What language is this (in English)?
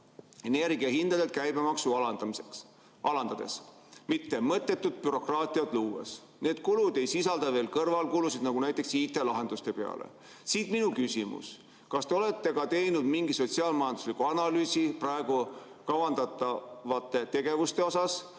Estonian